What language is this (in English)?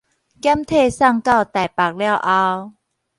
Min Nan Chinese